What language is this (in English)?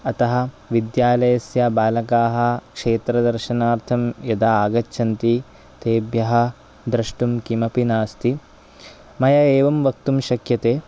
Sanskrit